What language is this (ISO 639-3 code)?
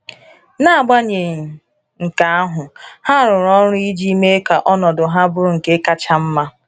ibo